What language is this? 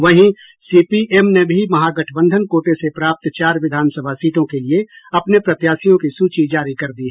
Hindi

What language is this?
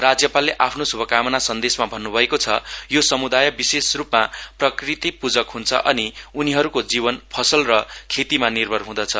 Nepali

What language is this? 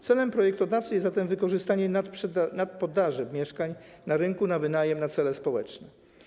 Polish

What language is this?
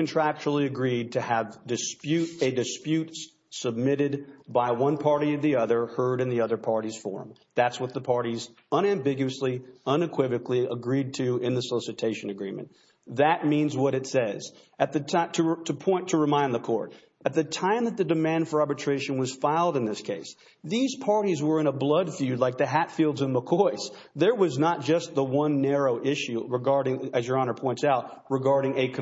English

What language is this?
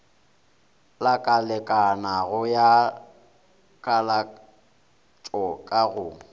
Northern Sotho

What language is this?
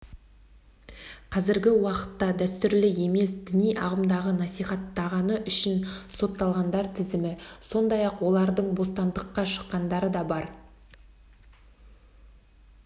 Kazakh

